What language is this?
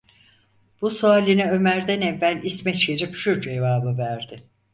Turkish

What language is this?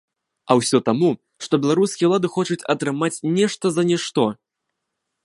Belarusian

